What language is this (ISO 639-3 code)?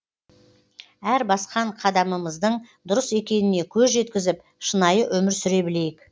kaz